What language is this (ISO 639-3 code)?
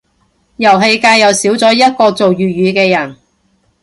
yue